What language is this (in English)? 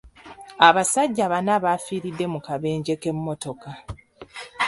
Ganda